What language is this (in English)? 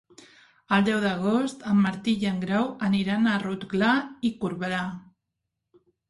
Catalan